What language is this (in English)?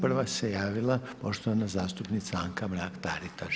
Croatian